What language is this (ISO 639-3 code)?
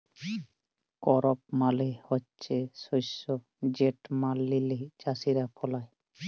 ben